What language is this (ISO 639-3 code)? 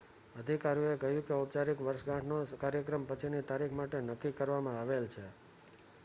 guj